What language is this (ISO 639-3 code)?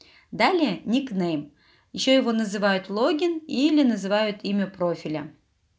rus